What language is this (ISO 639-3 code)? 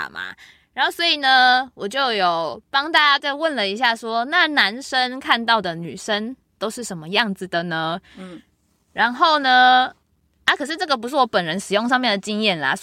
zho